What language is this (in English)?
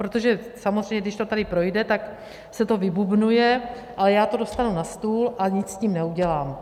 Czech